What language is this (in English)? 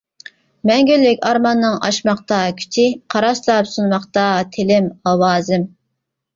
Uyghur